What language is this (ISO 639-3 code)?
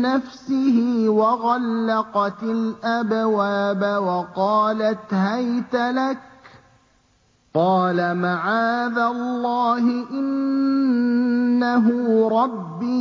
ara